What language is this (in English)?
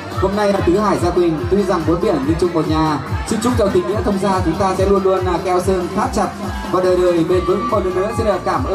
Vietnamese